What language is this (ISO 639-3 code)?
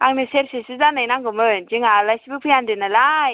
brx